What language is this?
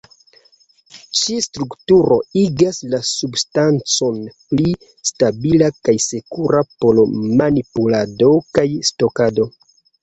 Esperanto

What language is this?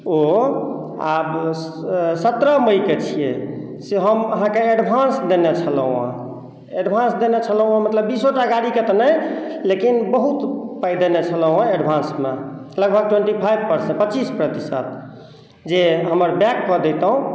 Maithili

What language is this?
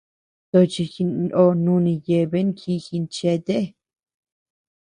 Tepeuxila Cuicatec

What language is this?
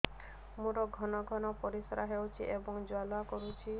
Odia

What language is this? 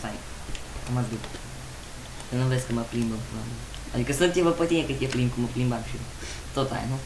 Romanian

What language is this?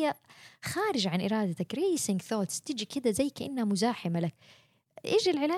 Arabic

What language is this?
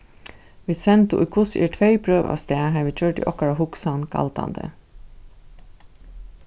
Faroese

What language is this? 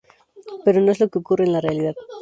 Spanish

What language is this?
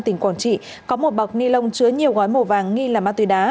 Vietnamese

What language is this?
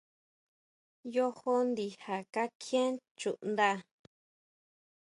Huautla Mazatec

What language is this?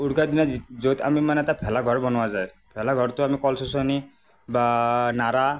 Assamese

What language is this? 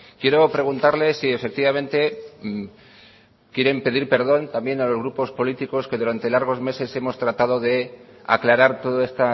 Spanish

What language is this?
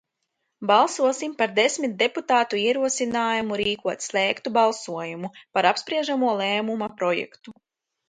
Latvian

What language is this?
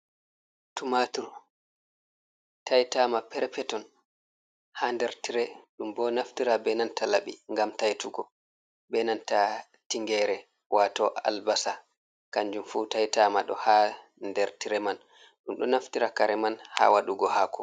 Fula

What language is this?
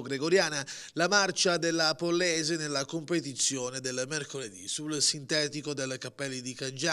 Italian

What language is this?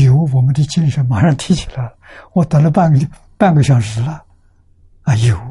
Chinese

